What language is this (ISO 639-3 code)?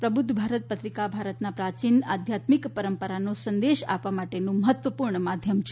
guj